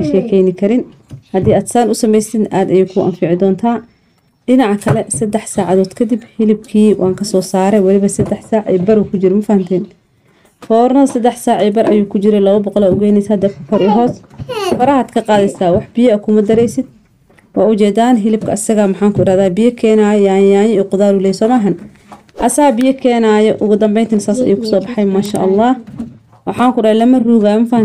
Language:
Arabic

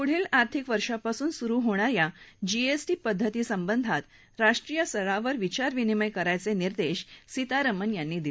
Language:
Marathi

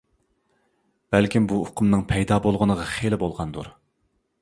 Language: Uyghur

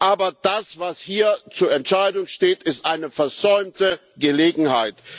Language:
German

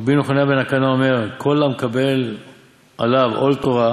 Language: Hebrew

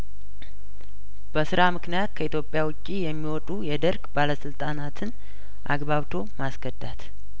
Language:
Amharic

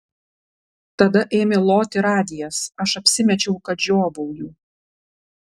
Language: Lithuanian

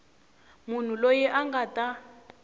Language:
Tsonga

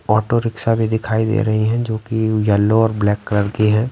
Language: Hindi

